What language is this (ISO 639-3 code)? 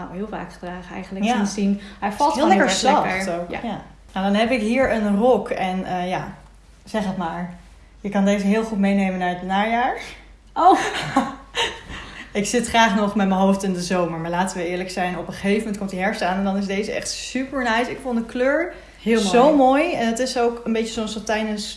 nld